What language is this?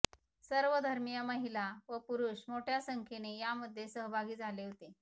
Marathi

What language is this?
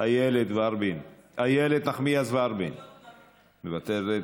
Hebrew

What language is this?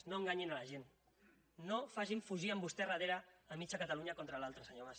Catalan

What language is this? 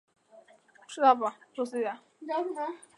Chinese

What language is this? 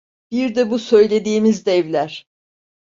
Turkish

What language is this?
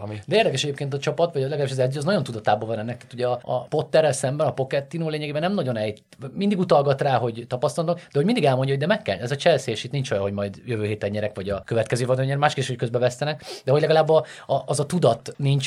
Hungarian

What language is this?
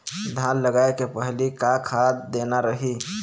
Chhattisgarhi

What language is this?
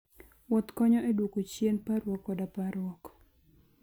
Luo (Kenya and Tanzania)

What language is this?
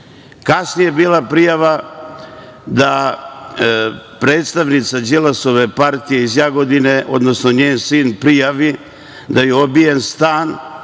Serbian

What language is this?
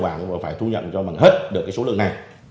Vietnamese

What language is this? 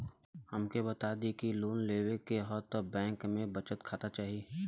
Bhojpuri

